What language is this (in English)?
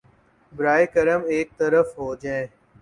Urdu